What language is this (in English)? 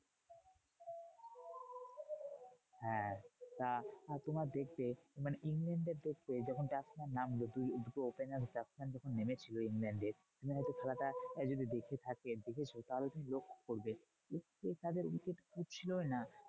Bangla